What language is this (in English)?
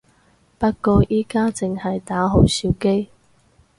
Cantonese